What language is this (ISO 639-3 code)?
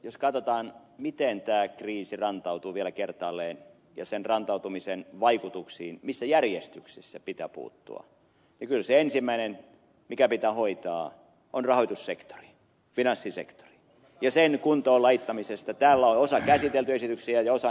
fin